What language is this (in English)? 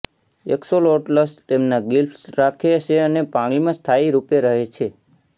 Gujarati